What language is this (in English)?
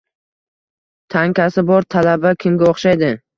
Uzbek